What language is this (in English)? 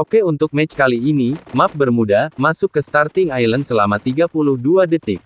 Indonesian